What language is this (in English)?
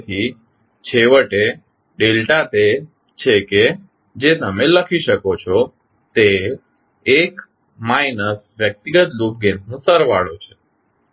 Gujarati